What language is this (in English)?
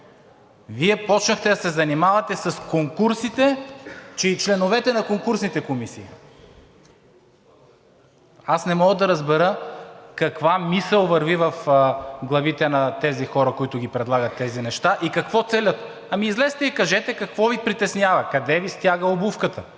Bulgarian